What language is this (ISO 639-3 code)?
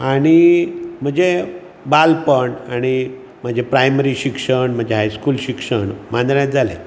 kok